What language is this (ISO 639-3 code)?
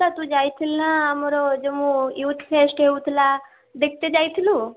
ori